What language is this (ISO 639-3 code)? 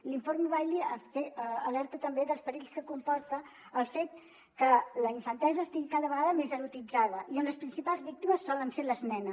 cat